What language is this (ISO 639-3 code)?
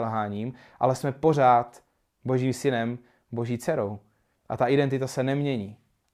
ces